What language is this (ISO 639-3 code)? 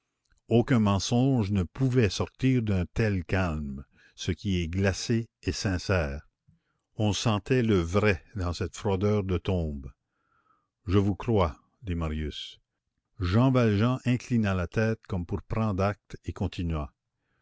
fra